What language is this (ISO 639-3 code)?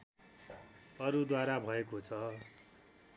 nep